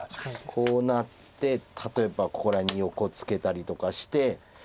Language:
Japanese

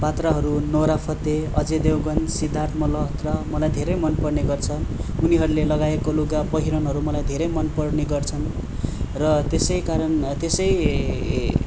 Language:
Nepali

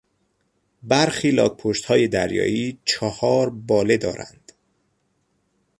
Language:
Persian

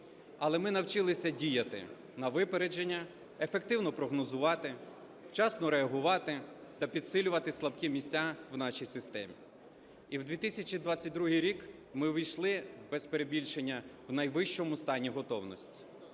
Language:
Ukrainian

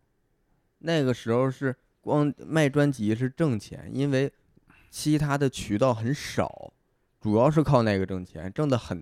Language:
Chinese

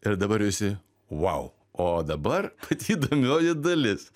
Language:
Lithuanian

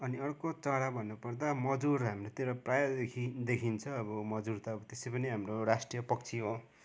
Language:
Nepali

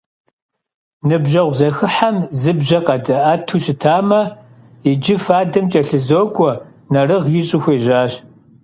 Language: Kabardian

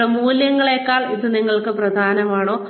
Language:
Malayalam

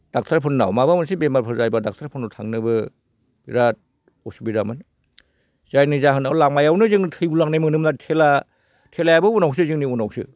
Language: Bodo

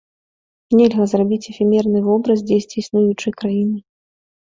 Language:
Belarusian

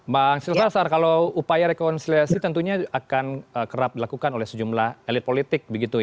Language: Indonesian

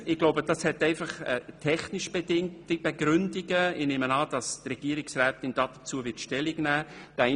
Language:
Swiss German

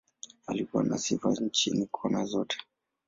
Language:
Swahili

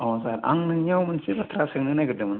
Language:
Bodo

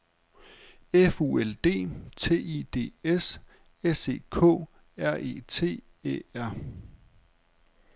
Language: Danish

